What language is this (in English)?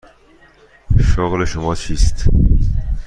Persian